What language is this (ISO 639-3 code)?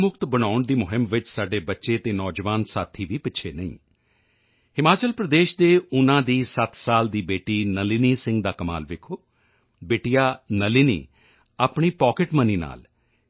pan